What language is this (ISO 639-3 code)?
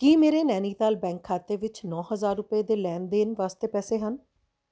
pan